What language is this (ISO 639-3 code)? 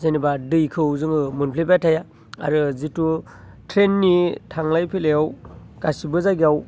brx